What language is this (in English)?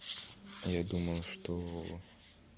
Russian